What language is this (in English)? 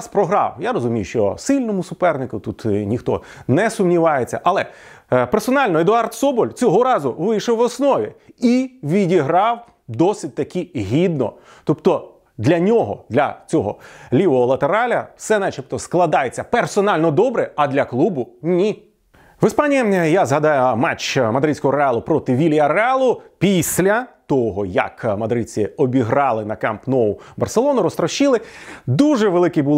Ukrainian